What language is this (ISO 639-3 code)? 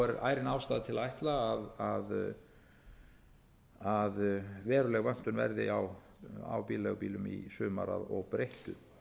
isl